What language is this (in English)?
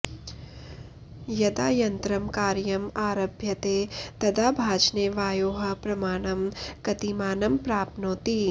Sanskrit